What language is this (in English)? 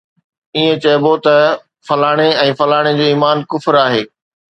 Sindhi